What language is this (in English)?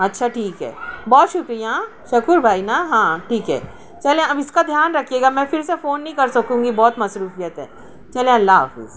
Urdu